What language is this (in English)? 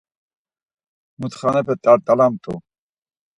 Laz